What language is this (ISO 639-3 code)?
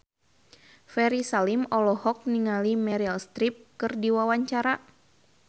sun